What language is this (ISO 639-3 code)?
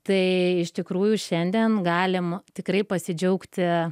lit